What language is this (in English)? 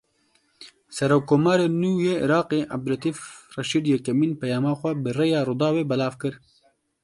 Kurdish